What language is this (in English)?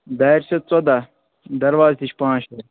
Kashmiri